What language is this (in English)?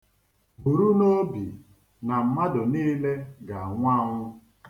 Igbo